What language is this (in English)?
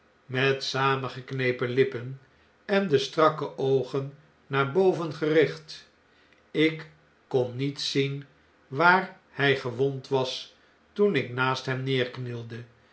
Dutch